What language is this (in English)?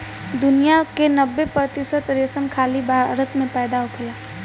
Bhojpuri